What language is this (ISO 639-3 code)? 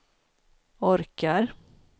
swe